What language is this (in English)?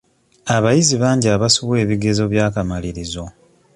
Ganda